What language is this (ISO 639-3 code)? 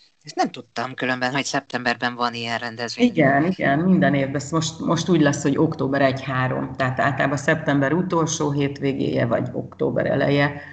hun